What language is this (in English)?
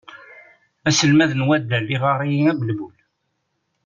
Kabyle